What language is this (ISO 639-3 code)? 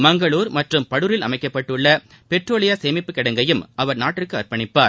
tam